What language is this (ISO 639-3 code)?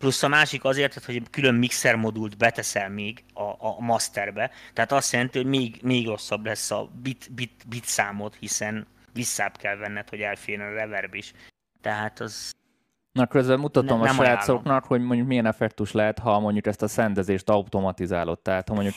hun